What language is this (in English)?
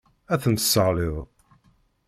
Kabyle